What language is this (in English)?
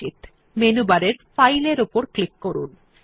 Bangla